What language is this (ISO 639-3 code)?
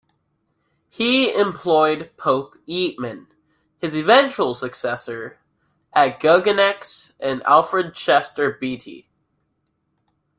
eng